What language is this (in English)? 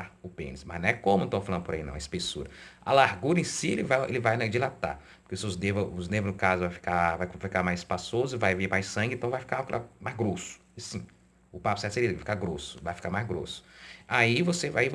Portuguese